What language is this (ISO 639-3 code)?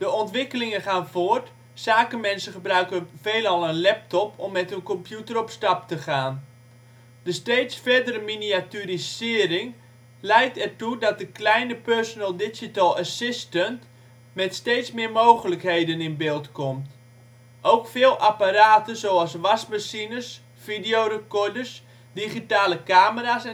nld